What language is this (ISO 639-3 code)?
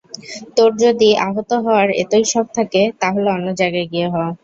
ben